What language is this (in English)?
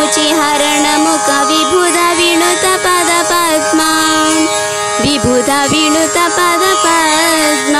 Telugu